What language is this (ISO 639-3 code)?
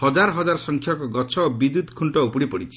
ori